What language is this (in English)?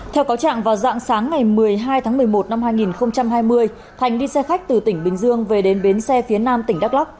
Vietnamese